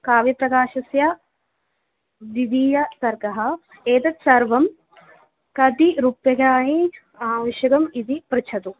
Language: Sanskrit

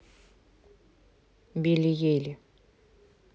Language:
Russian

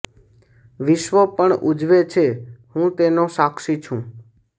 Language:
Gujarati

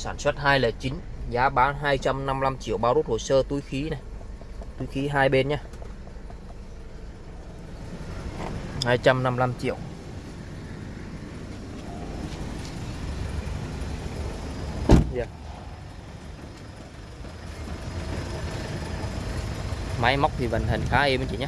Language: Vietnamese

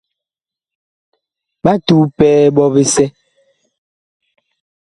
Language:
Bakoko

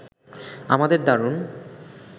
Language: Bangla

